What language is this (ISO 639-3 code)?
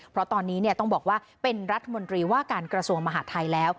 tha